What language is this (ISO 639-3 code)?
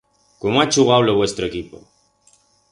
arg